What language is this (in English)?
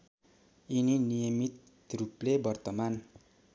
Nepali